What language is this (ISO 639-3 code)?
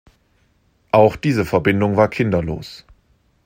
deu